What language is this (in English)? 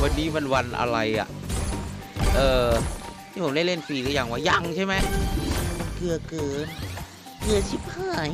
Thai